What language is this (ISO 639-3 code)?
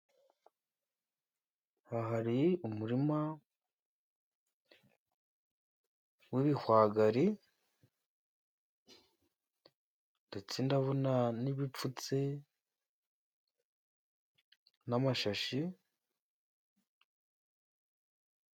kin